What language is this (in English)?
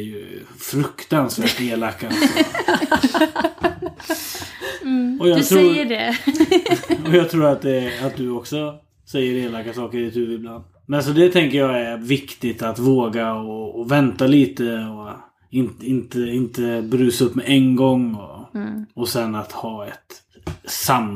Swedish